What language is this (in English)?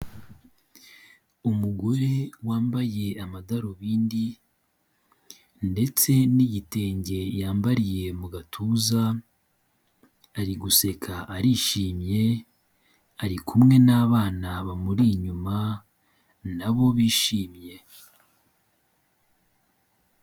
Kinyarwanda